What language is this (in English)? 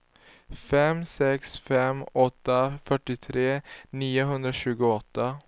Swedish